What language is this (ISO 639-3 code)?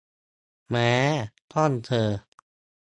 tha